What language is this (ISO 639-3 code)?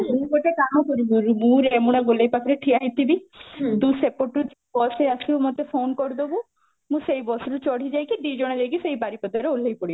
ori